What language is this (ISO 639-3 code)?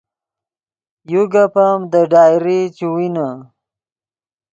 ydg